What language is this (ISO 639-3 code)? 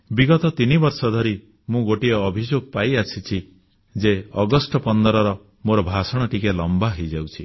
ori